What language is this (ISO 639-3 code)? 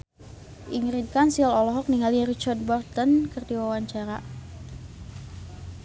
sun